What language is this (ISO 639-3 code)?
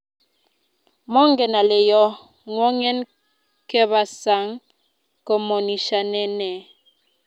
kln